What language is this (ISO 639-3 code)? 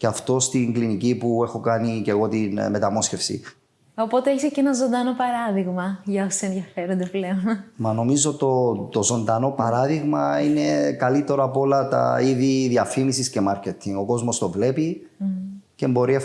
ell